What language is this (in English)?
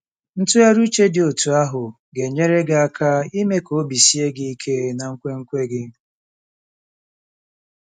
Igbo